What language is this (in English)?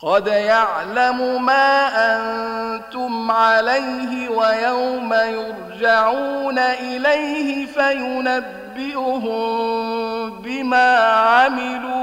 Arabic